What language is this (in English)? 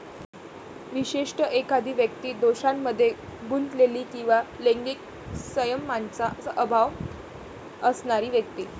Marathi